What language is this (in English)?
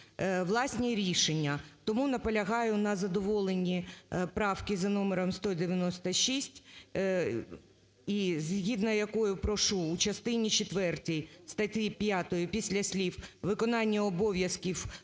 Ukrainian